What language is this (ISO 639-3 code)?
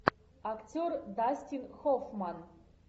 rus